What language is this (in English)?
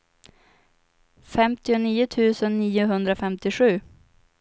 Swedish